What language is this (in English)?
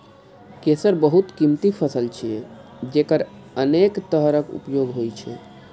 Maithili